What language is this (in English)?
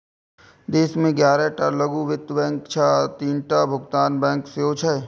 Maithili